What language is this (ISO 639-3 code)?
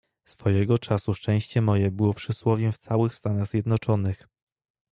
pol